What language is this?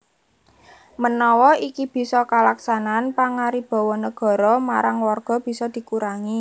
Javanese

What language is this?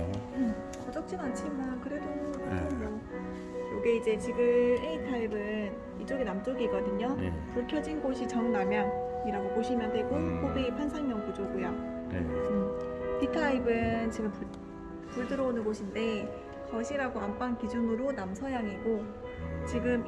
Korean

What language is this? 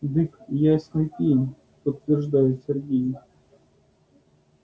Russian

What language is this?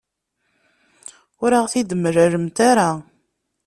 Kabyle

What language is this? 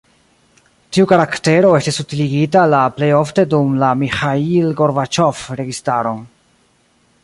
Esperanto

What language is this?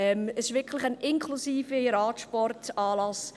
Swiss German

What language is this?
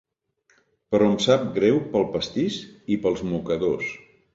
Catalan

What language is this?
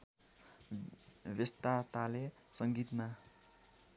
Nepali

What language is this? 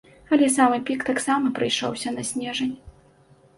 Belarusian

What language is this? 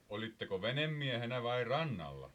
Finnish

